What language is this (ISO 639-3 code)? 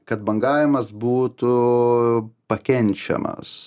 lit